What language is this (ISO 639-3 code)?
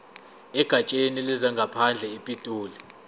zul